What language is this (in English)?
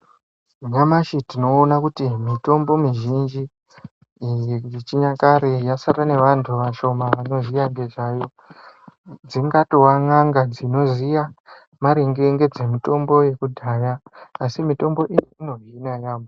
Ndau